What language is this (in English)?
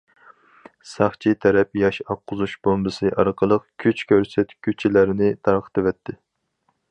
Uyghur